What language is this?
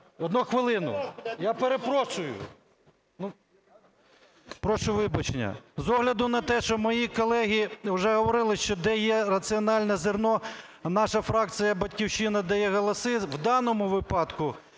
Ukrainian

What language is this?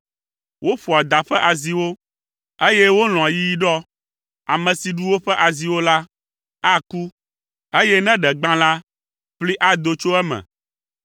Ewe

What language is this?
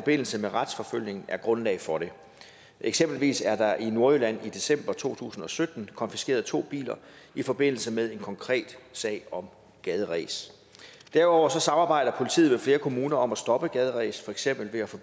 Danish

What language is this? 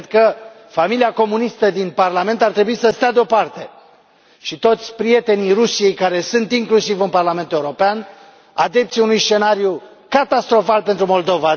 Romanian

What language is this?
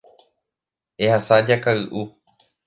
Guarani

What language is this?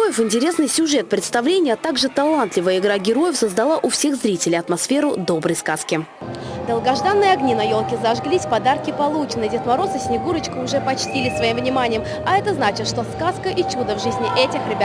Russian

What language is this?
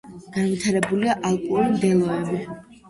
Georgian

